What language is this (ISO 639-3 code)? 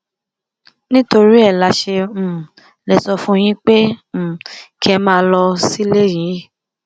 yor